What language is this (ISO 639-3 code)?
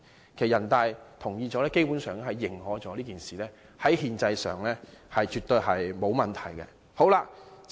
yue